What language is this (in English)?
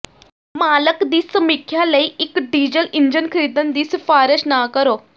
Punjabi